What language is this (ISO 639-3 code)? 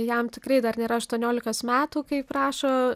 lit